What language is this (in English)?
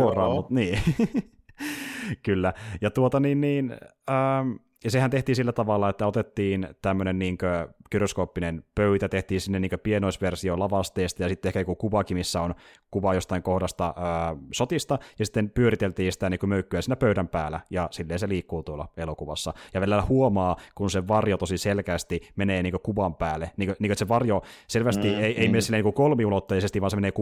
Finnish